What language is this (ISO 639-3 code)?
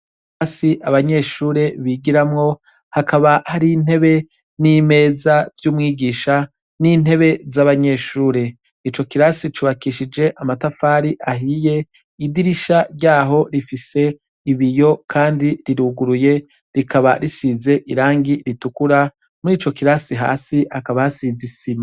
run